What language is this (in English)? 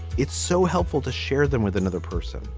English